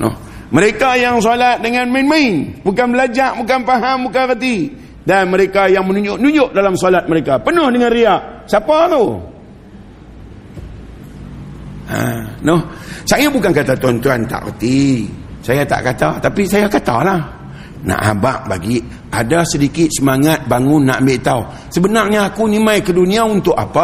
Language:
Malay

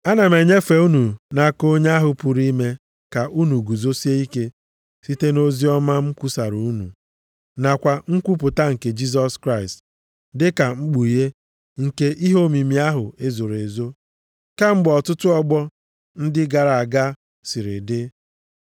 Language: Igbo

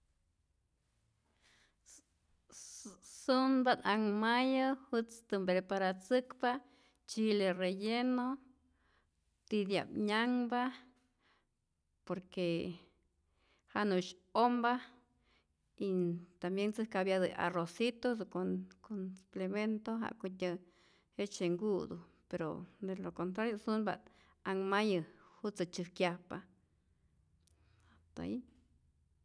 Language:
Rayón Zoque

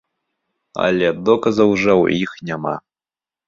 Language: Belarusian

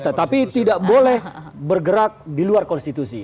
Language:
Indonesian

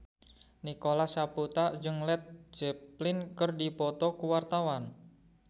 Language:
Sundanese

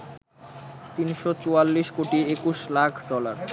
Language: Bangla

